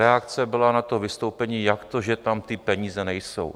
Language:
Czech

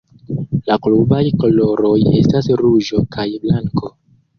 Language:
Esperanto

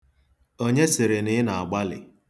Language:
Igbo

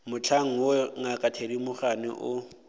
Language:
Northern Sotho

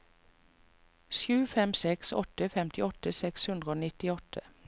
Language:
Norwegian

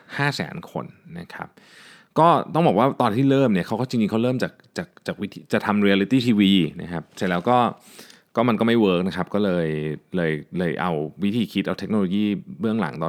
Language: Thai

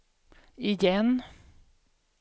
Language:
Swedish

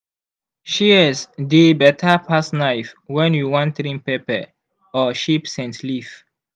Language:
Nigerian Pidgin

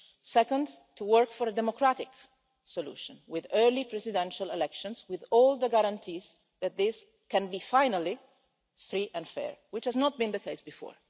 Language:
English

